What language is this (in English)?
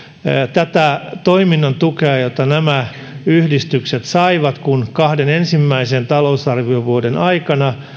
Finnish